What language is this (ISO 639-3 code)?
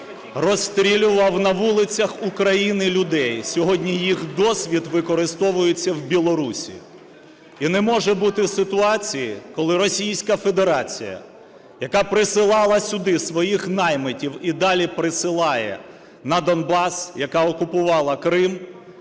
ukr